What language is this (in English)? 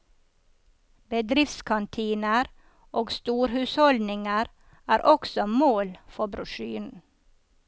Norwegian